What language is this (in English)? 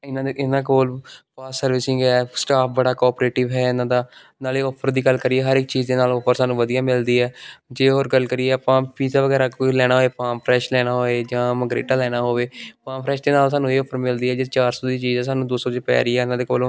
Punjabi